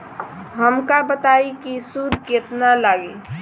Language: Bhojpuri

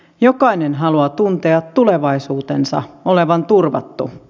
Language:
Finnish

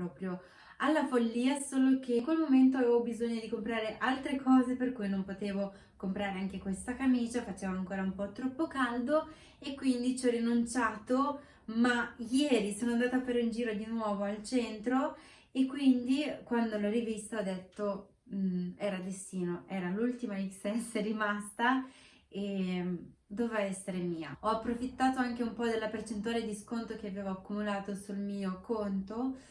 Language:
Italian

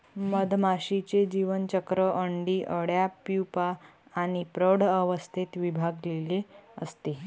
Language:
Marathi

